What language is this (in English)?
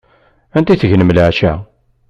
Kabyle